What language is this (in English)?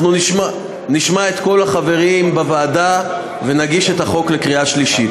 Hebrew